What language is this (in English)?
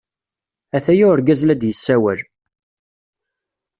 Kabyle